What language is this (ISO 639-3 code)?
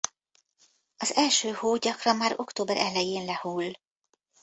hun